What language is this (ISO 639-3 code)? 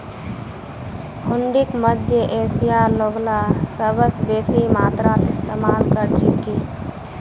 mag